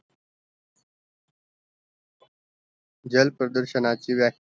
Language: Marathi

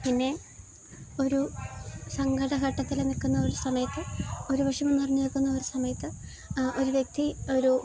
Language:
Malayalam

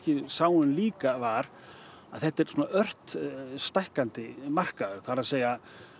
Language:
Icelandic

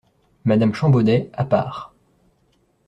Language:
French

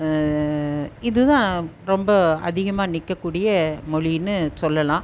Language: Tamil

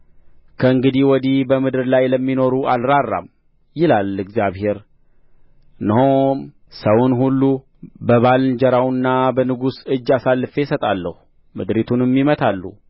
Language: Amharic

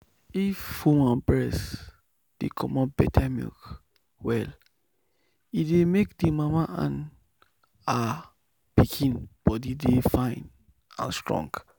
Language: Nigerian Pidgin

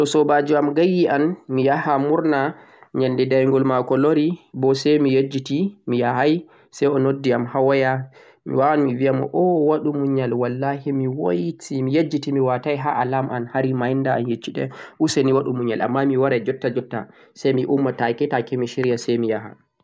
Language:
Central-Eastern Niger Fulfulde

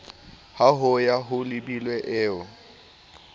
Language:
Southern Sotho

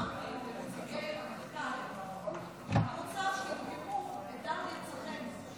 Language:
Hebrew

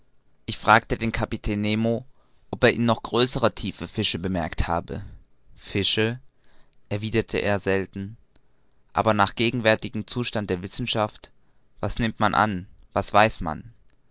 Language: German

